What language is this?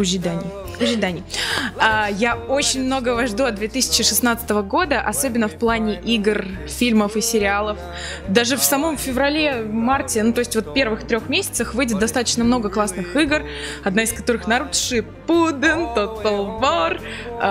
Russian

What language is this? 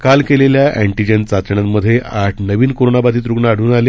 Marathi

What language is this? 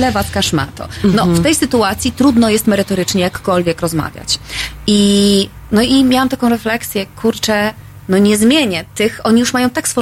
Polish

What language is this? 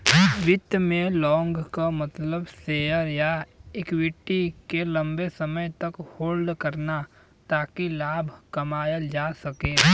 Bhojpuri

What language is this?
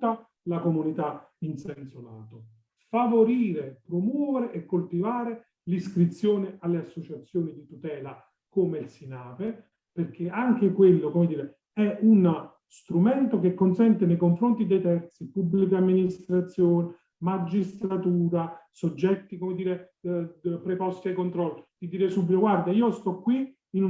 Italian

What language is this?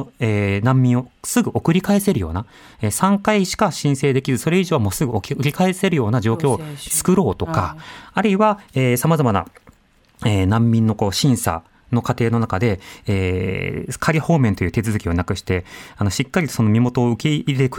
Japanese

